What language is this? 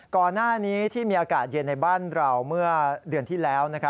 Thai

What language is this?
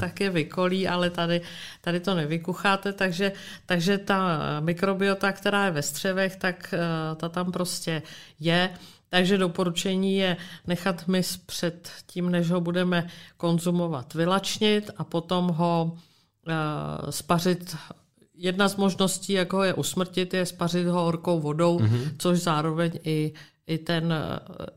Czech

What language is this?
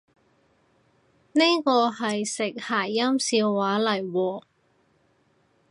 Cantonese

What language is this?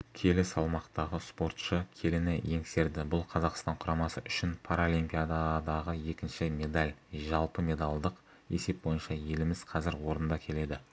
Kazakh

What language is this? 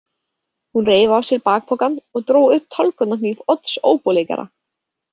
Icelandic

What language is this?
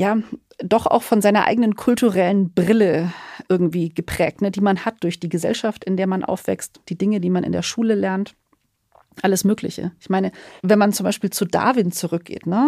German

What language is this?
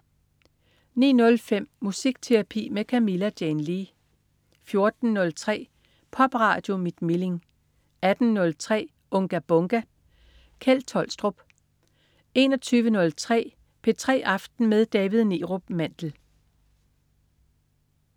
Danish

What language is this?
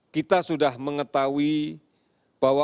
Indonesian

